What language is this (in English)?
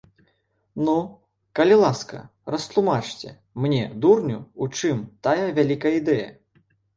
Belarusian